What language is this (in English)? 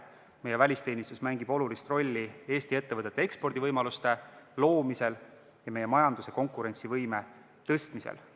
Estonian